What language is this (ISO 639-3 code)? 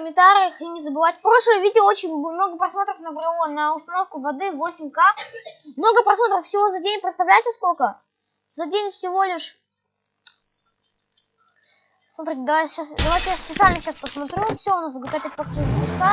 rus